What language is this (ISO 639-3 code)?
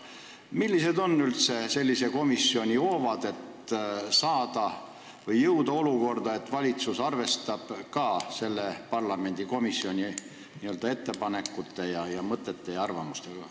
est